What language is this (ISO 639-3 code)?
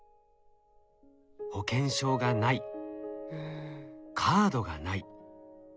jpn